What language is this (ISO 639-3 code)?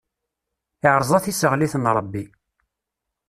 kab